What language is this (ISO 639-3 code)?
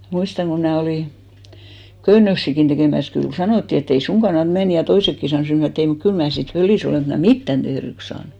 fin